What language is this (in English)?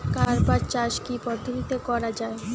Bangla